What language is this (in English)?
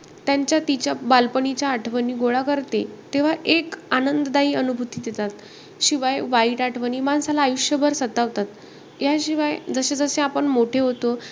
Marathi